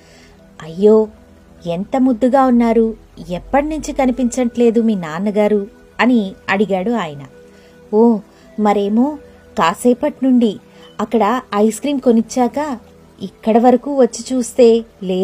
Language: Telugu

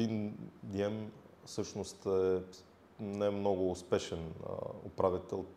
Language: Bulgarian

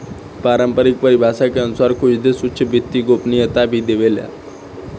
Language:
Bhojpuri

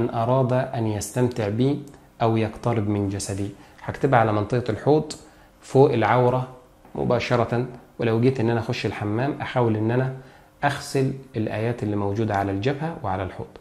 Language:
Arabic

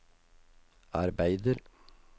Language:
Norwegian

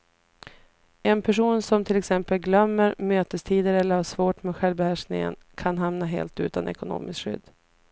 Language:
Swedish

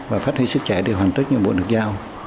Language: Vietnamese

